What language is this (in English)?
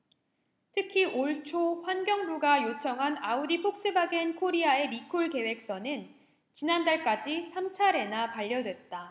Korean